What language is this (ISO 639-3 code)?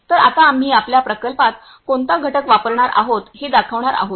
mar